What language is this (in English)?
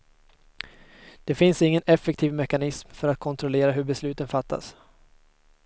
Swedish